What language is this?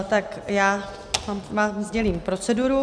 Czech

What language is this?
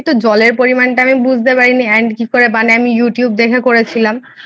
Bangla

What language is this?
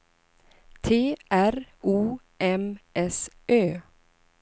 Swedish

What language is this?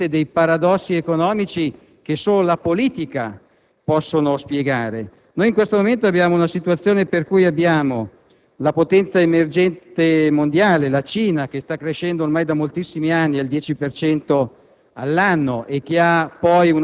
Italian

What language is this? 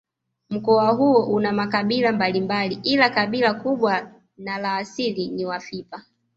Swahili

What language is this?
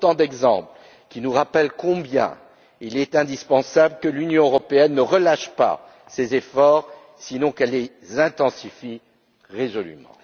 French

